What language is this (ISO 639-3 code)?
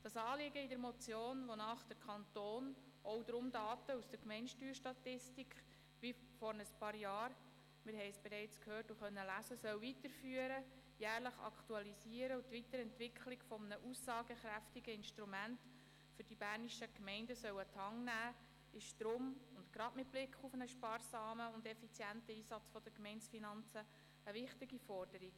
gsw